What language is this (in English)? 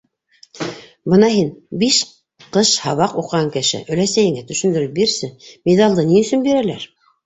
Bashkir